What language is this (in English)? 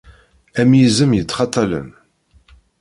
Kabyle